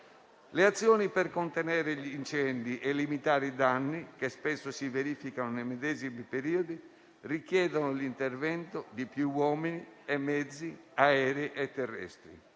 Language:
Italian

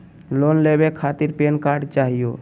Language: Magahi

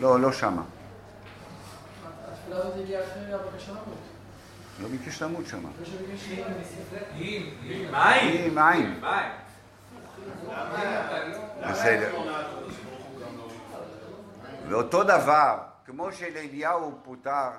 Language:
Hebrew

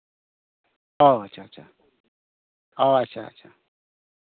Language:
Santali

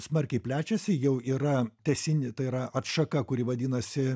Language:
Lithuanian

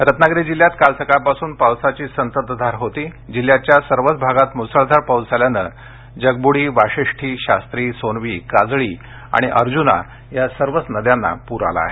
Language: Marathi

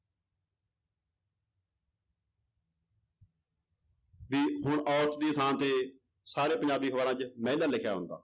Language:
Punjabi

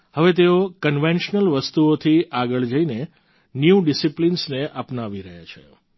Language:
Gujarati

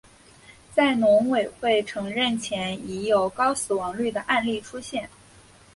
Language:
Chinese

